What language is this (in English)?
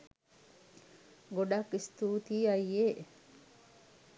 Sinhala